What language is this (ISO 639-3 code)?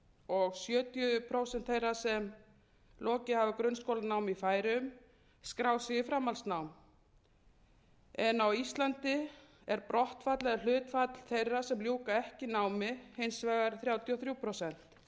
isl